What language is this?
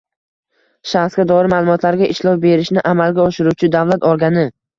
Uzbek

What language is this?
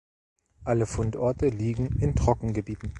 German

